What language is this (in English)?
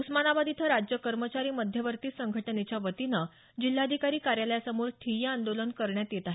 Marathi